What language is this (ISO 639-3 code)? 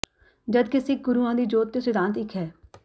pan